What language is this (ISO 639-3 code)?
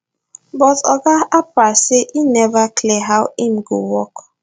pcm